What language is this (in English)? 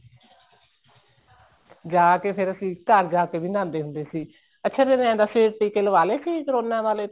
Punjabi